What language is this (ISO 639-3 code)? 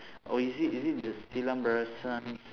eng